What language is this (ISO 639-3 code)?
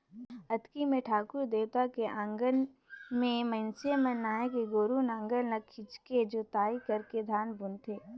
hne